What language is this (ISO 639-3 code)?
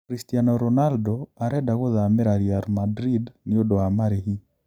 kik